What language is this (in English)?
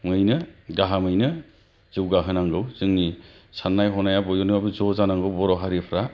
Bodo